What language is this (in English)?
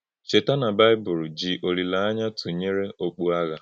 Igbo